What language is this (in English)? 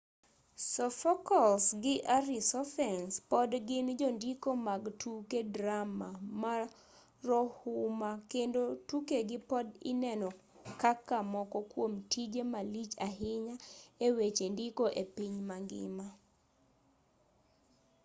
Luo (Kenya and Tanzania)